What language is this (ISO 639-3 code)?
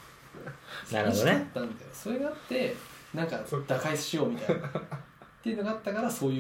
jpn